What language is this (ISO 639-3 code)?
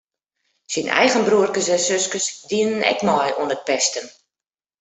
fry